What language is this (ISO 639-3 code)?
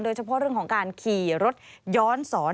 tha